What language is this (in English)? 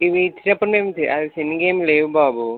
Telugu